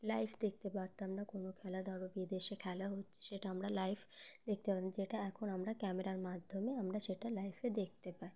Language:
Bangla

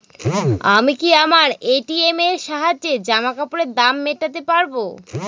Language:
Bangla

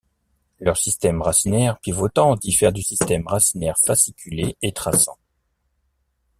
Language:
French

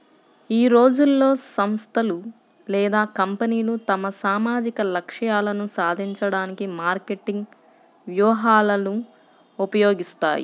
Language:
Telugu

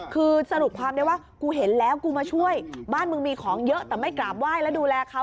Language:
Thai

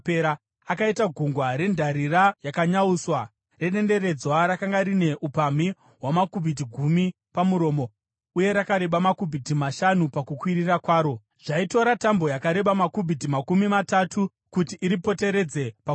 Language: Shona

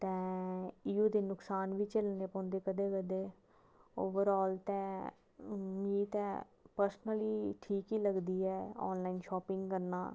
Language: Dogri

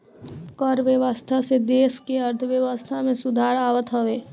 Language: Bhojpuri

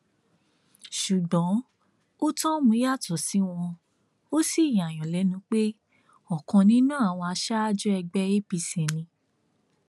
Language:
Yoruba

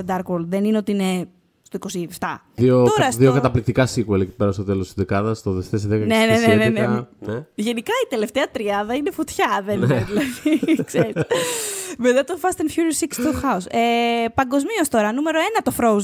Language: Greek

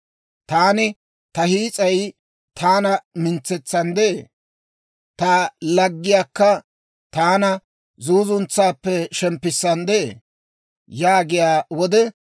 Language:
Dawro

